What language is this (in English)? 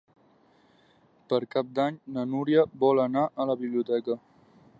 Catalan